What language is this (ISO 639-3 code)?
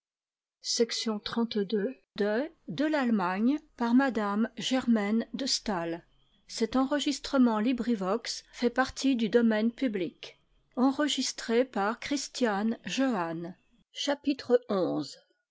fra